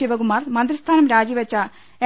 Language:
Malayalam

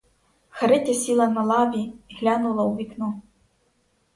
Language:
Ukrainian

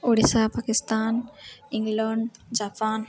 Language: Odia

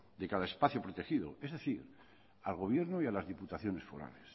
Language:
Spanish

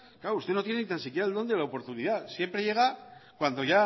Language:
Spanish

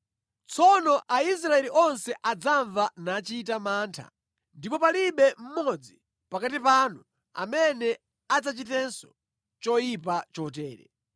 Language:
Nyanja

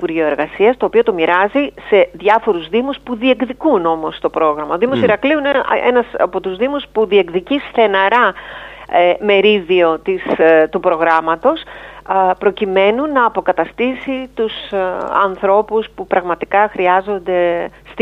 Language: Greek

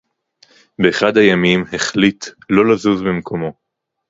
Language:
Hebrew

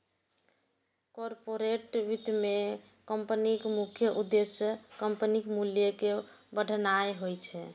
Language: Maithili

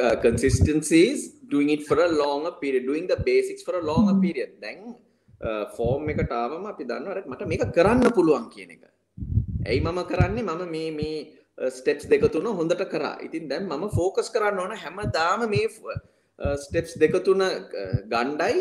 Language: Hindi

